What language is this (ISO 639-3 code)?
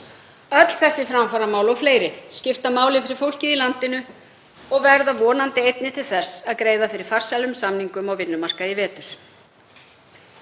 isl